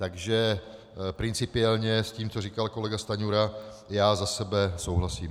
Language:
Czech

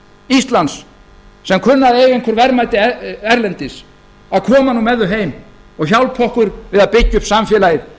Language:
Icelandic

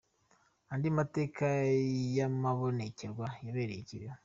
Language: Kinyarwanda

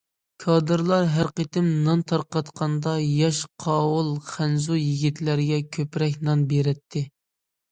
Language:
Uyghur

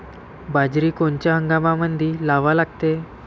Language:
Marathi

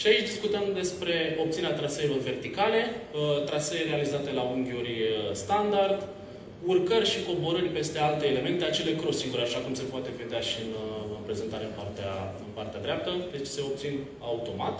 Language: Romanian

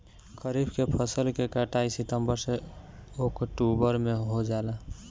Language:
Bhojpuri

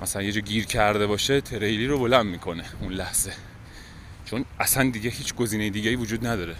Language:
Persian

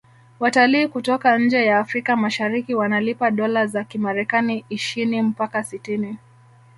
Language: Swahili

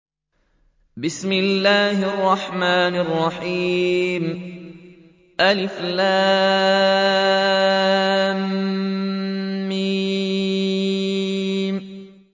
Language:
Arabic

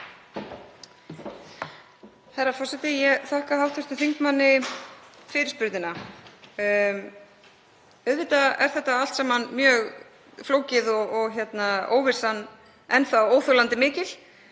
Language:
Icelandic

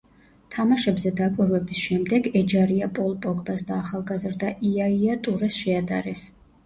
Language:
Georgian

